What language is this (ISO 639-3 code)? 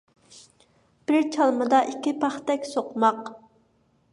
uig